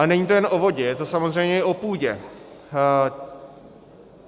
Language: Czech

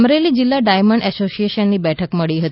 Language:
Gujarati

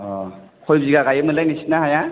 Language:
Bodo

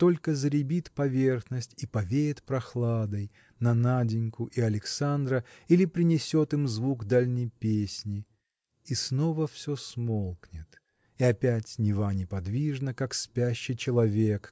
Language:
Russian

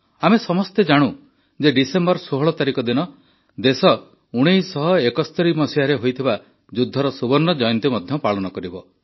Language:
Odia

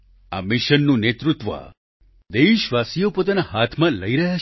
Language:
Gujarati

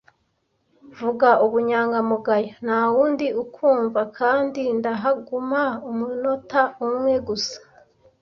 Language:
Kinyarwanda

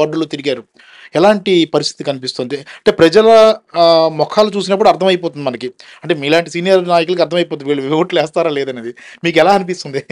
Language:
Telugu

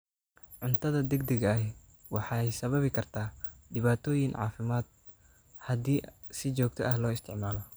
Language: Somali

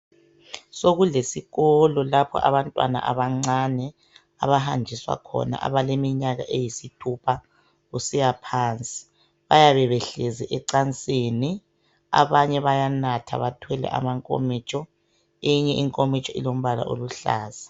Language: North Ndebele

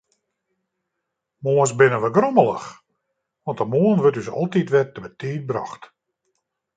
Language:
Western Frisian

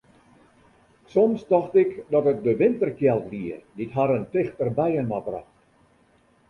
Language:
Western Frisian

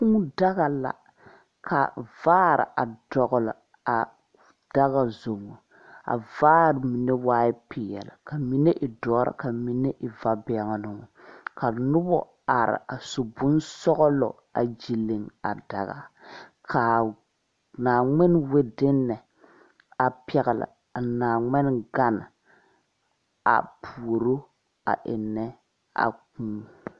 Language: Southern Dagaare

